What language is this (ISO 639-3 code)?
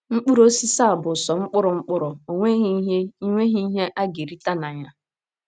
ibo